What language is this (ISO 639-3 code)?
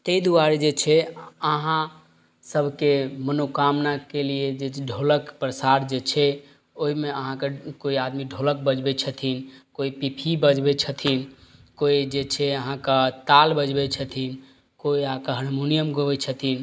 mai